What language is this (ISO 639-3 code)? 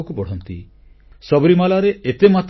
ori